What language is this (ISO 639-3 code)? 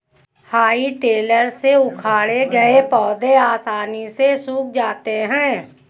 hin